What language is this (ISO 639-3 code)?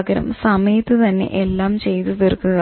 mal